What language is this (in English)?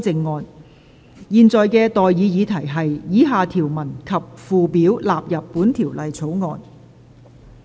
Cantonese